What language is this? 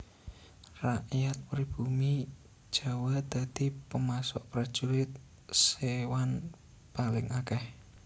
Javanese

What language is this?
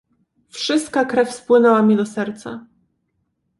Polish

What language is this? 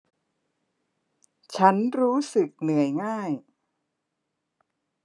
Thai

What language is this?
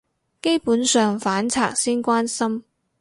Cantonese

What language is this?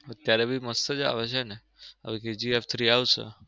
Gujarati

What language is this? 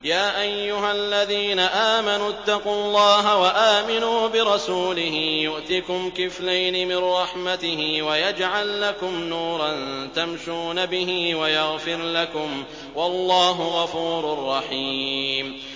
Arabic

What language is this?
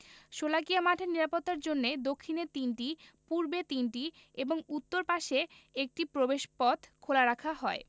Bangla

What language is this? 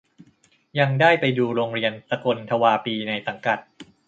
Thai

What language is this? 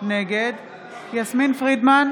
Hebrew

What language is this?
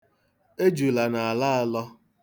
Igbo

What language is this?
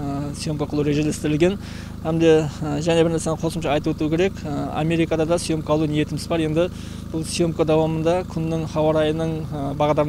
Turkish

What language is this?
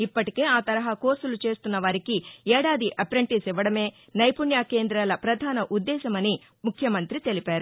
Telugu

